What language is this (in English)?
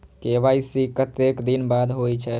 Maithili